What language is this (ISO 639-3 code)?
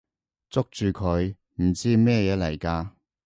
yue